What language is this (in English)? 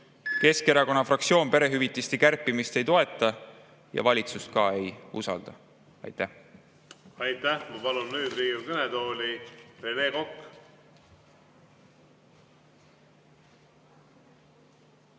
Estonian